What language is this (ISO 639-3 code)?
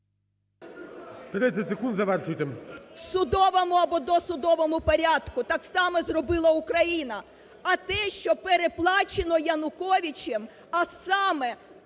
ukr